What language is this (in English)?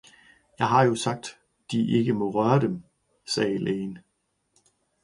Danish